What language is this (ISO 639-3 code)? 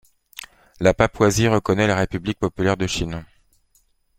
fra